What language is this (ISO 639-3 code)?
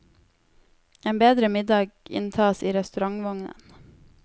nor